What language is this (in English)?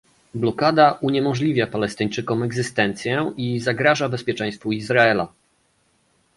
Polish